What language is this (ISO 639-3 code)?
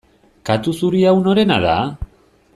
eus